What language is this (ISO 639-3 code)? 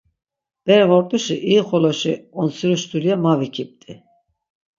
lzz